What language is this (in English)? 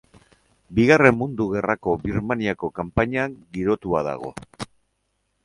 Basque